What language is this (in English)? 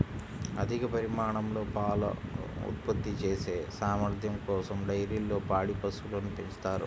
Telugu